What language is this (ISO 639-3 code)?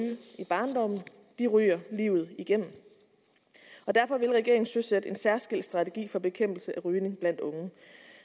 dan